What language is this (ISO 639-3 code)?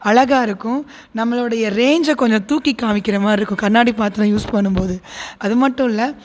tam